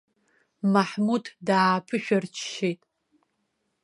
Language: Abkhazian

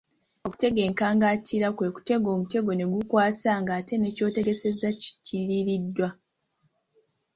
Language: Ganda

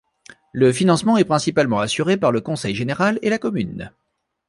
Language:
French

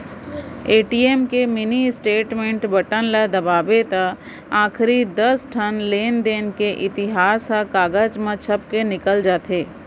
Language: Chhattisgarhi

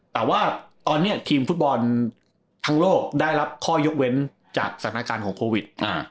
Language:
Thai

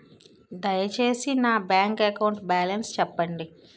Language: Telugu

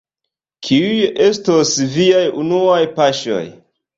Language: Esperanto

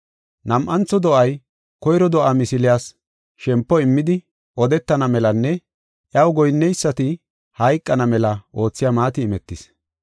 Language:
Gofa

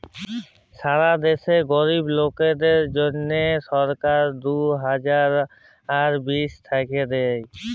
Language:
Bangla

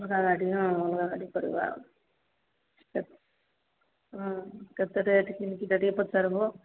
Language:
Odia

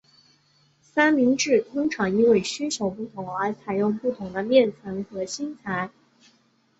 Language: Chinese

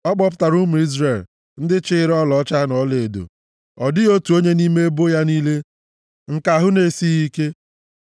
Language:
Igbo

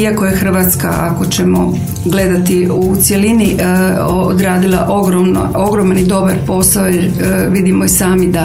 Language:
Croatian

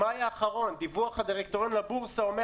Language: Hebrew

